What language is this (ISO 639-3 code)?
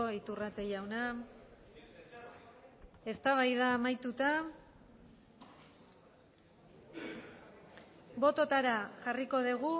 eus